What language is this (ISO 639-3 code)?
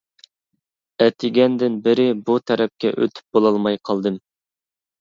uig